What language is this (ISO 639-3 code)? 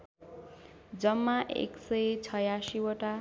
nep